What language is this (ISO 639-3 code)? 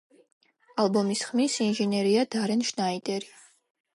kat